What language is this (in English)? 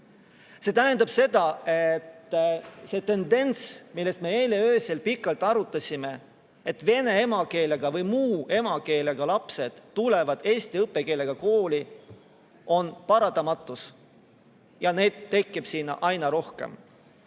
Estonian